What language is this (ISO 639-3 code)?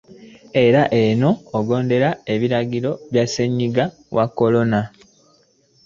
lug